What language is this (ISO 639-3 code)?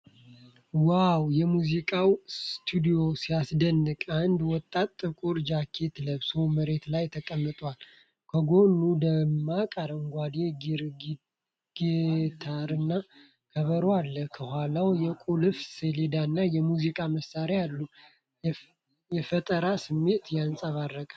amh